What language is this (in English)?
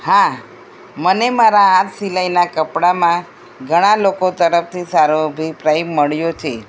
Gujarati